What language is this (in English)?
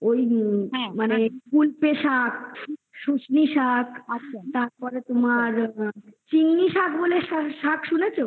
Bangla